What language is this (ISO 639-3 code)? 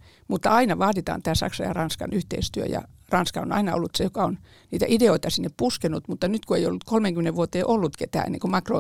fin